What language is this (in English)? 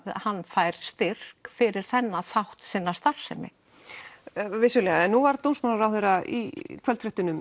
Icelandic